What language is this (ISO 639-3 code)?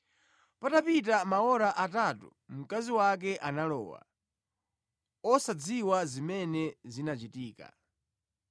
nya